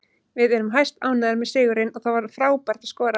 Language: Icelandic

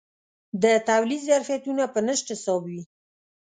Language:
Pashto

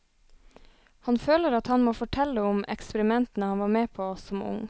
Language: Norwegian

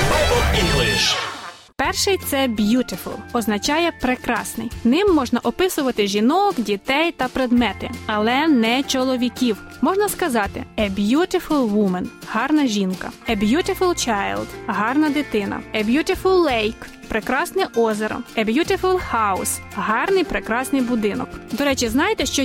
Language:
Ukrainian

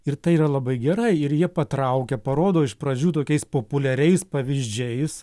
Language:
Lithuanian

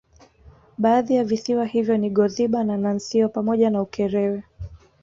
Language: Swahili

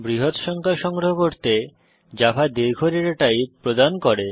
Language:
Bangla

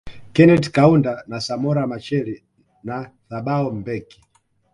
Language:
Swahili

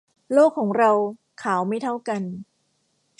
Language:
Thai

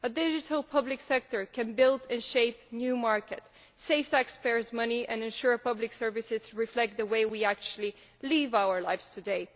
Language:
English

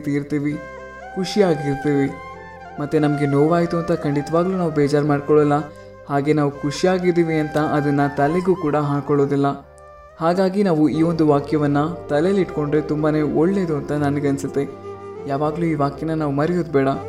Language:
Kannada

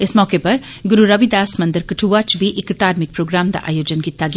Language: Dogri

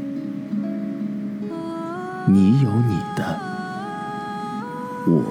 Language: Chinese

